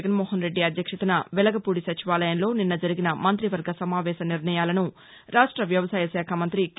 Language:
Telugu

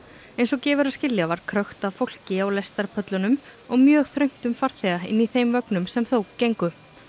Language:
Icelandic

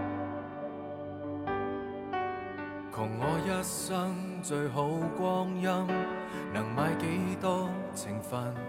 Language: Chinese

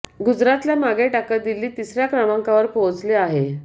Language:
Marathi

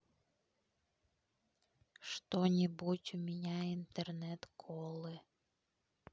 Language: Russian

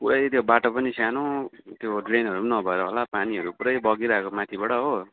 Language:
Nepali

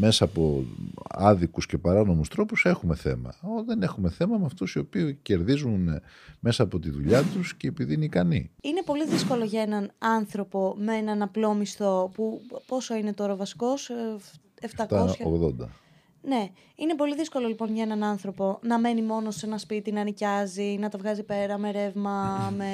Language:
Greek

